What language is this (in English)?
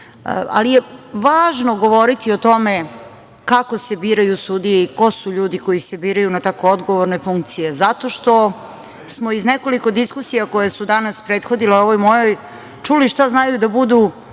Serbian